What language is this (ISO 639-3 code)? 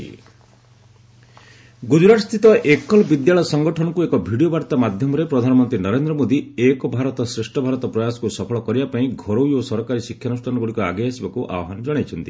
ori